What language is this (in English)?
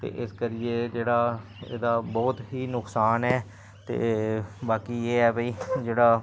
Dogri